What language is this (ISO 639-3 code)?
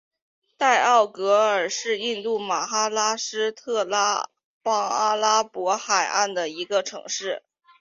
zho